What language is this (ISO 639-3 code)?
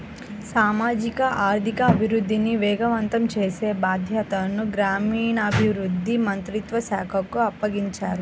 tel